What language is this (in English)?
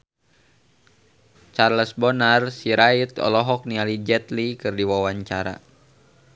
Sundanese